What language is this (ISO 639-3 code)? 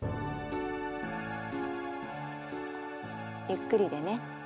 jpn